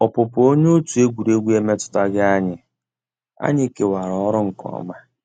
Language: Igbo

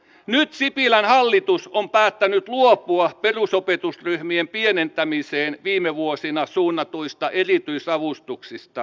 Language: Finnish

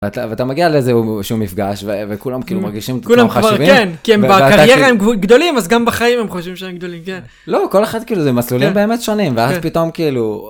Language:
Hebrew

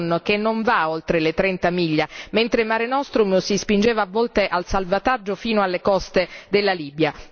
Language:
Italian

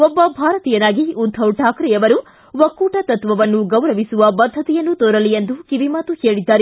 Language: Kannada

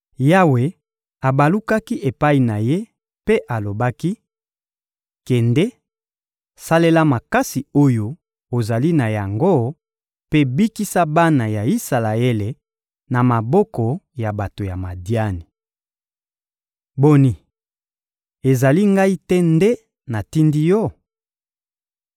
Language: Lingala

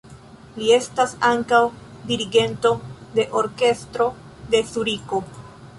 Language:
Esperanto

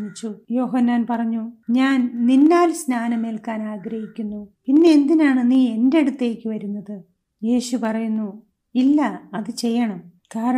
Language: Malayalam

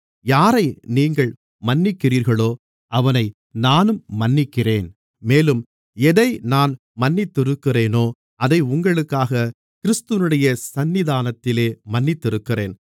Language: Tamil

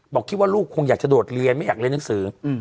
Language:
Thai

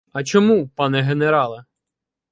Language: Ukrainian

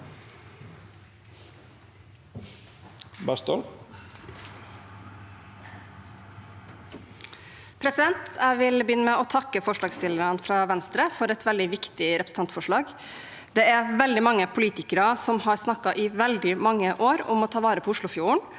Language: Norwegian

